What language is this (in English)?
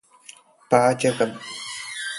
Malayalam